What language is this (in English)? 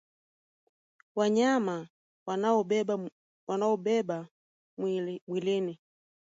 Swahili